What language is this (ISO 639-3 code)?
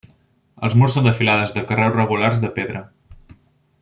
cat